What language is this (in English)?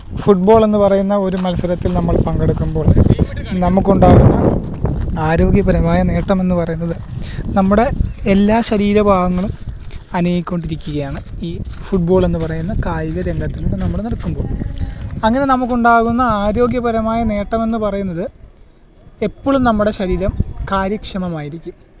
Malayalam